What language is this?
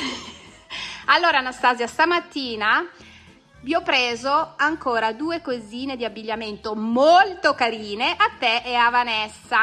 Italian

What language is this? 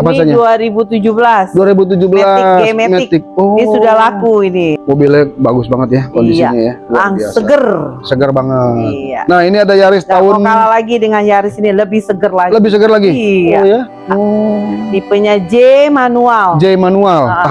Indonesian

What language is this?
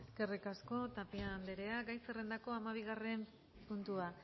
Basque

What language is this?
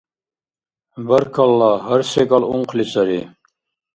Dargwa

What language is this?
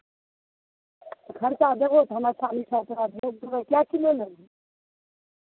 Maithili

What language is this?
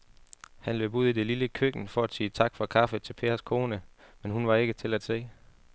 Danish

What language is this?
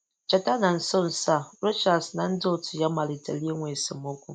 Igbo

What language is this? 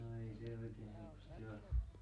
Finnish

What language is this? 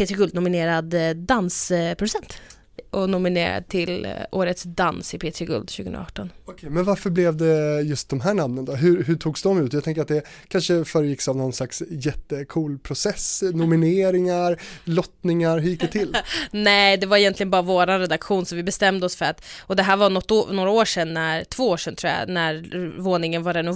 Swedish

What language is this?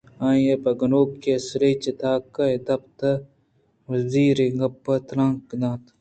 Eastern Balochi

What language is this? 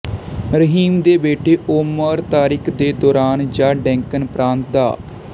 Punjabi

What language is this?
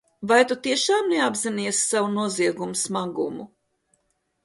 Latvian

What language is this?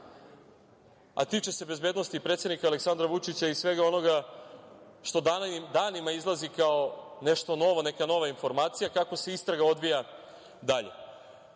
Serbian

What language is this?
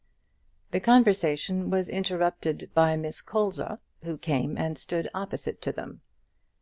English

